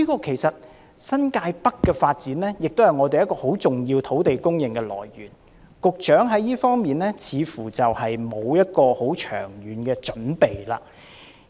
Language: Cantonese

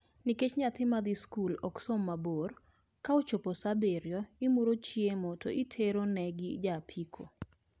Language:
Luo (Kenya and Tanzania)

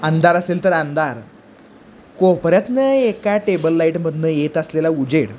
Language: Marathi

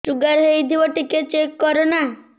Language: Odia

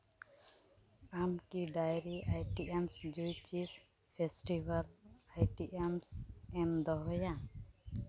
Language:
Santali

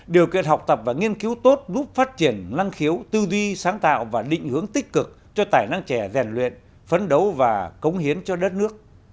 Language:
Vietnamese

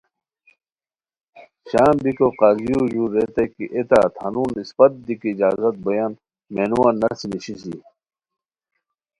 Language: Khowar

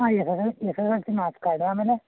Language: Kannada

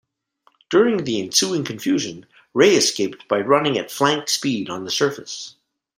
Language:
English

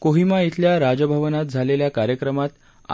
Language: Marathi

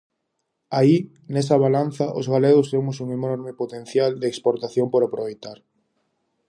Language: Galician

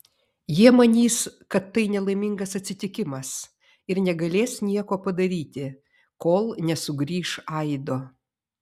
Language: Lithuanian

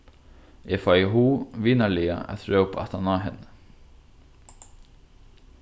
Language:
Faroese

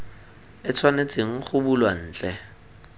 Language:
Tswana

